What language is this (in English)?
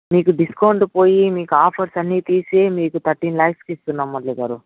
Telugu